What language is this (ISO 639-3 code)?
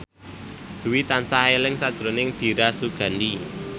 jav